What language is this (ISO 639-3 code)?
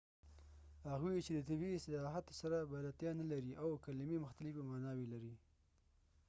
pus